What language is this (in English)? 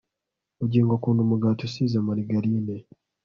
Kinyarwanda